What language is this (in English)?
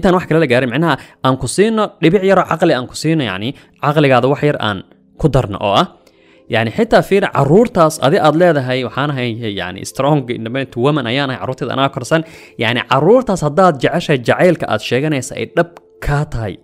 Arabic